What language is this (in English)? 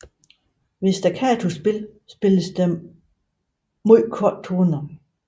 Danish